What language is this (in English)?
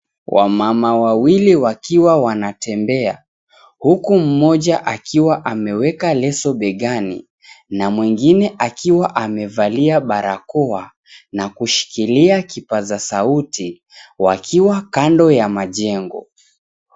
Swahili